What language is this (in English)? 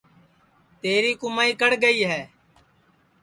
Sansi